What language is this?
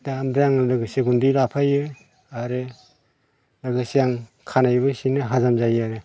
Bodo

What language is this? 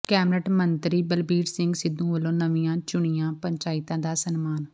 Punjabi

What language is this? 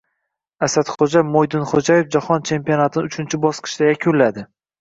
Uzbek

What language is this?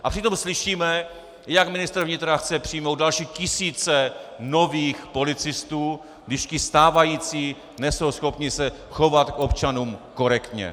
Czech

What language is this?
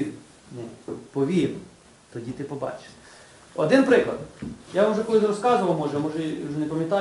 Ukrainian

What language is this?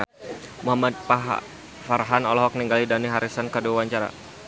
Sundanese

